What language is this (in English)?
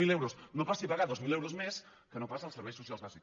Catalan